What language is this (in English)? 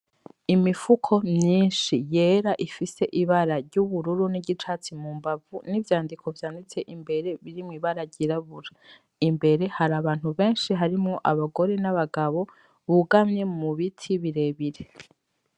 Rundi